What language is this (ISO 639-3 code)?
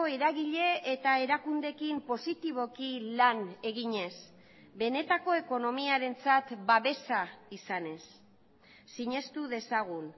eus